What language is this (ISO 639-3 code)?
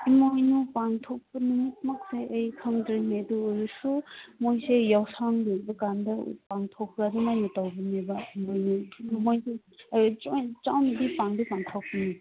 mni